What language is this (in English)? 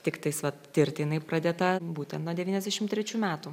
Lithuanian